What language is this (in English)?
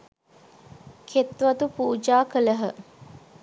Sinhala